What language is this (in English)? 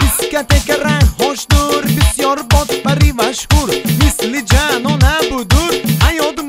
Persian